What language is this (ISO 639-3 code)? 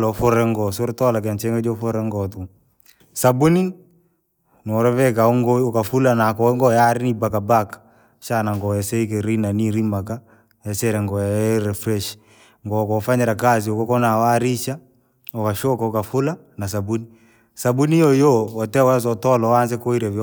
lag